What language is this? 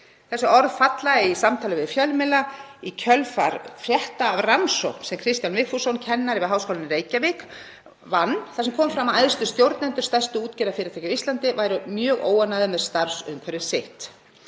Icelandic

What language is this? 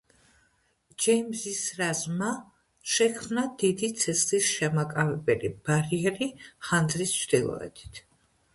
Georgian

